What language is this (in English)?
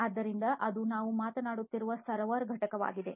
Kannada